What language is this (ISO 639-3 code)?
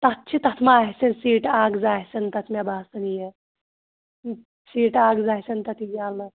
kas